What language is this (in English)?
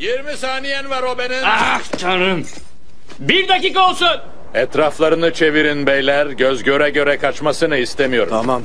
Turkish